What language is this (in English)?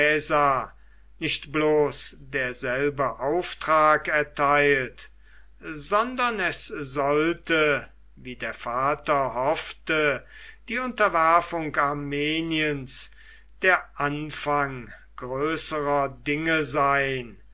German